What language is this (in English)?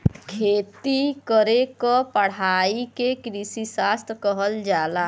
Bhojpuri